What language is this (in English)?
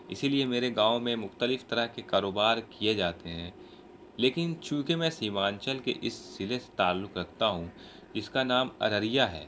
Urdu